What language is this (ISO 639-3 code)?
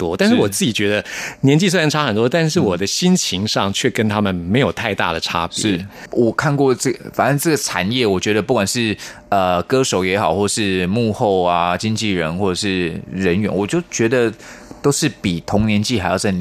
zho